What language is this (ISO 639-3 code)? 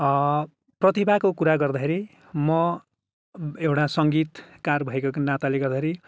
nep